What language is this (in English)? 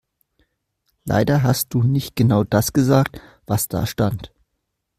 German